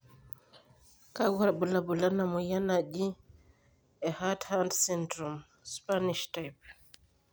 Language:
Masai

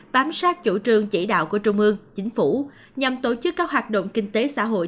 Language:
Vietnamese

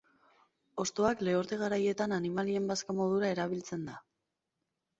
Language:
Basque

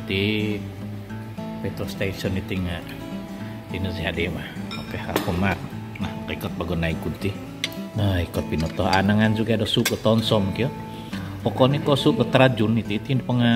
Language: Thai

